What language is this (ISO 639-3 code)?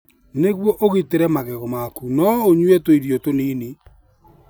kik